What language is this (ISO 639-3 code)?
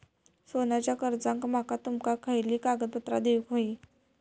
mar